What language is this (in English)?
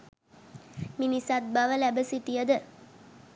Sinhala